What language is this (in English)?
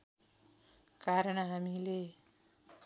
Nepali